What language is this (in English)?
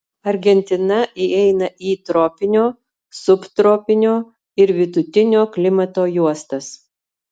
Lithuanian